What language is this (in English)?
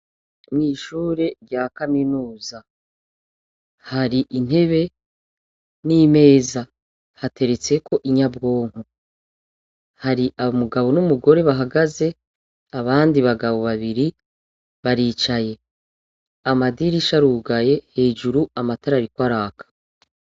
Rundi